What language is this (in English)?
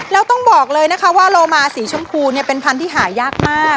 Thai